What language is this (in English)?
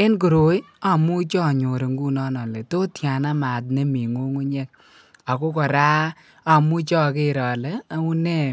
Kalenjin